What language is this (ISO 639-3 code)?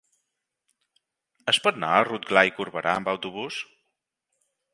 cat